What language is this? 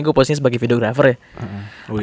Indonesian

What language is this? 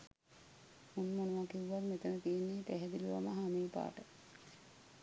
Sinhala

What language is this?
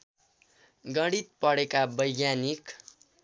Nepali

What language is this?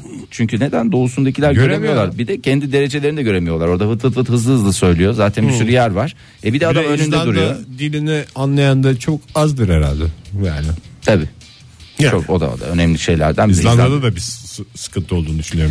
Turkish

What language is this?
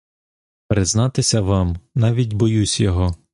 Ukrainian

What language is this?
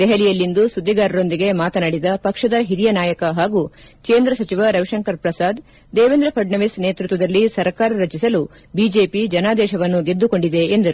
Kannada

